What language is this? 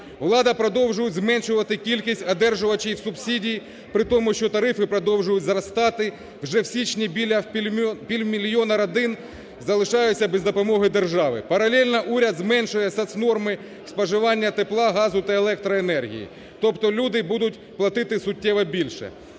Ukrainian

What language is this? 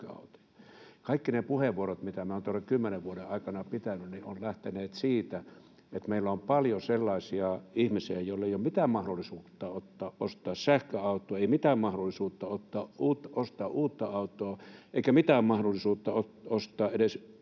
Finnish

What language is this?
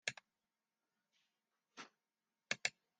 Western Frisian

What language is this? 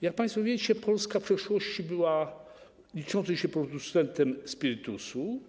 Polish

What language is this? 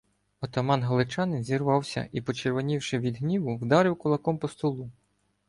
Ukrainian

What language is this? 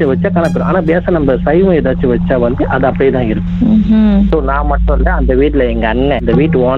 Tamil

